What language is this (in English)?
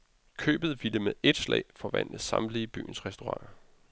Danish